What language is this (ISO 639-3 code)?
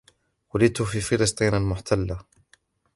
ara